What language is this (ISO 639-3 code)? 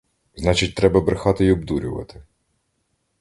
ukr